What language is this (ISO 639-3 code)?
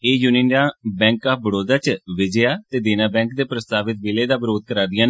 doi